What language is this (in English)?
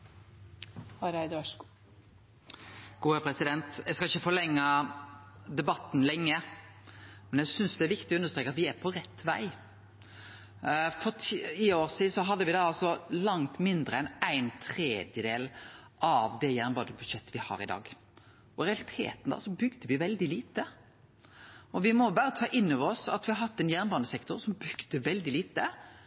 Norwegian Nynorsk